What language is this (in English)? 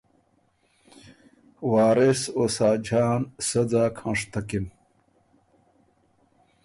Ormuri